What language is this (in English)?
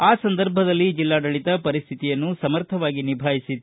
Kannada